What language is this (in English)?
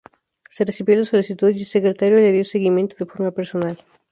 Spanish